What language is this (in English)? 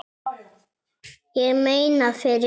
Icelandic